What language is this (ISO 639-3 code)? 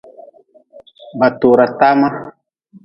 nmz